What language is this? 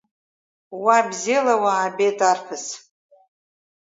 Abkhazian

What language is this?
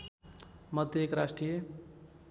Nepali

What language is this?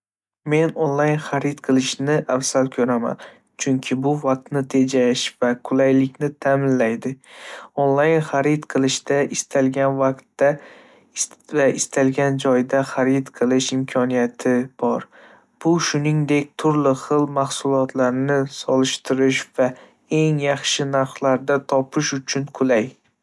Uzbek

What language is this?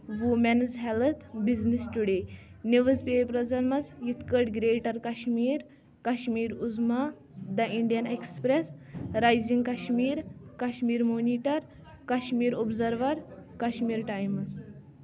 Kashmiri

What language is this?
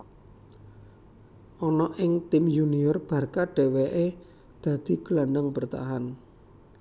Javanese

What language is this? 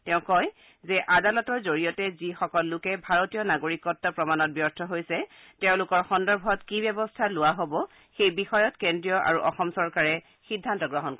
Assamese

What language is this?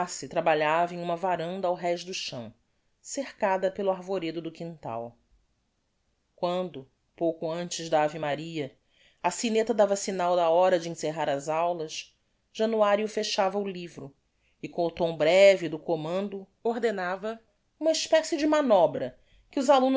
Portuguese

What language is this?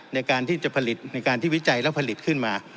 Thai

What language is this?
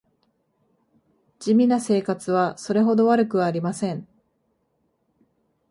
Japanese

